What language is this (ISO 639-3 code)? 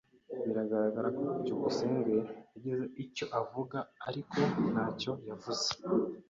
kin